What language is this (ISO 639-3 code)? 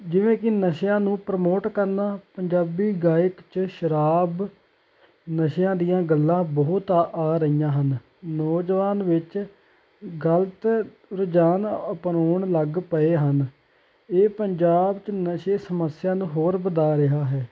pan